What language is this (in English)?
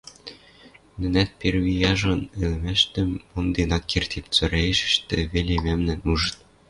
Western Mari